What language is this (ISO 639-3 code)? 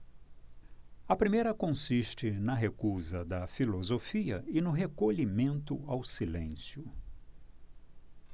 por